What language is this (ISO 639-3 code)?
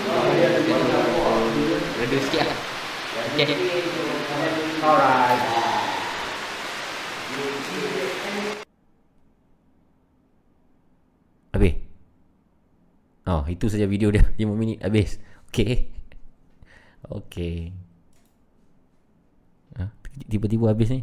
msa